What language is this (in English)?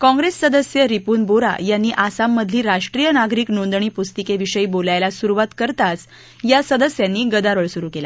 Marathi